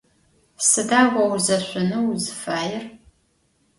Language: Adyghe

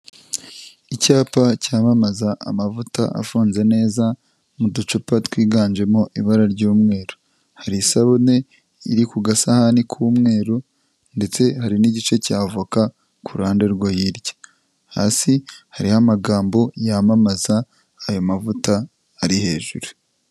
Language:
Kinyarwanda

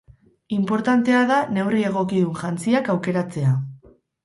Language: Basque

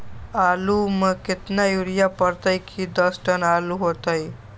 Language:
Magahi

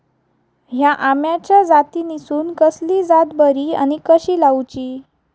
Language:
Marathi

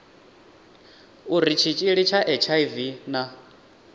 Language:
Venda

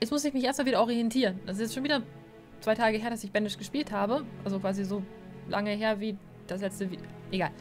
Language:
German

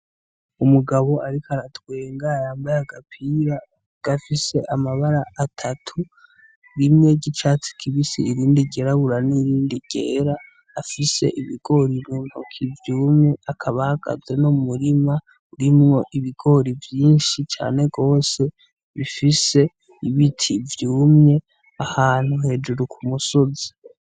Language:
Rundi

